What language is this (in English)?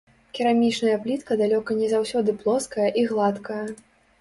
Belarusian